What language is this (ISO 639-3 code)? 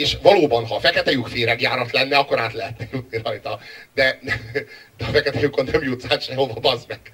hun